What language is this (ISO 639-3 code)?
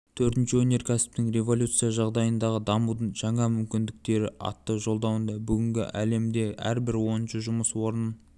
kaz